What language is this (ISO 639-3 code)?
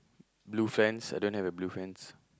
eng